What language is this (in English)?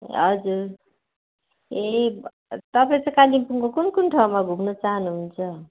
Nepali